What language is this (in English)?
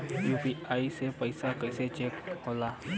Bhojpuri